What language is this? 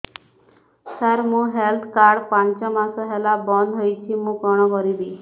Odia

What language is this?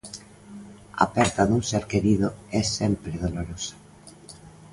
Galician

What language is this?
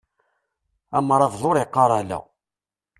Kabyle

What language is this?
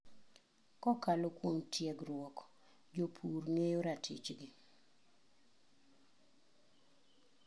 Luo (Kenya and Tanzania)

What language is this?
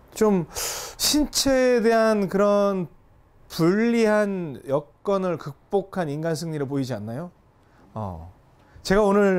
Korean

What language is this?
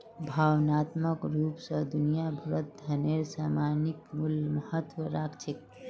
Magahi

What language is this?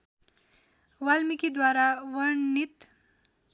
Nepali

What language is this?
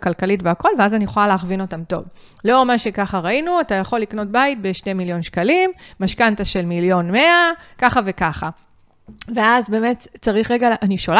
Hebrew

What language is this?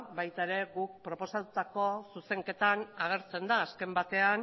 Basque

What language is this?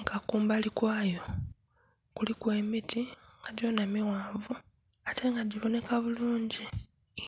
Soga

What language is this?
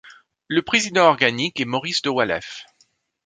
French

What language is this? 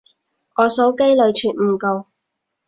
Cantonese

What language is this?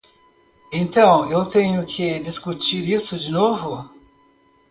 Portuguese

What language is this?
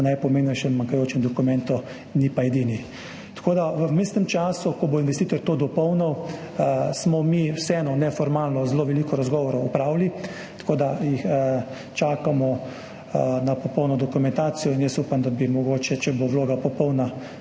Slovenian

